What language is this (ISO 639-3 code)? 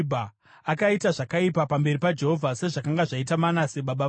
sna